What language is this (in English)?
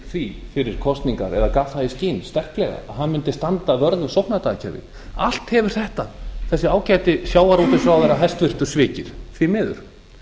Icelandic